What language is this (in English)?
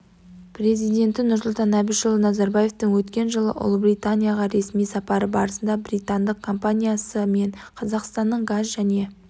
Kazakh